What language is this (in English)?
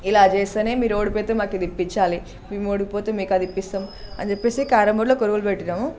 Telugu